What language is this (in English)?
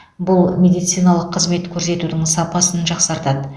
Kazakh